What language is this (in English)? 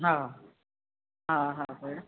Sindhi